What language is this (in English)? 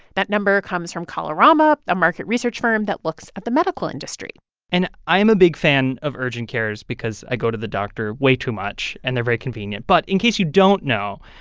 English